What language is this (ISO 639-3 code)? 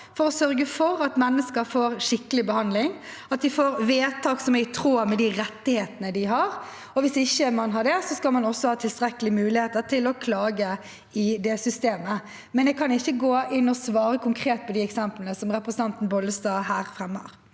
nor